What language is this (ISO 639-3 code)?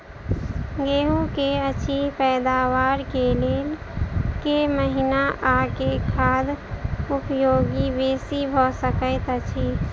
mai